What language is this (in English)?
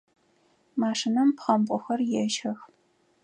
Adyghe